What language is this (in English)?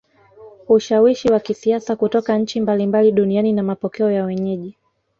Swahili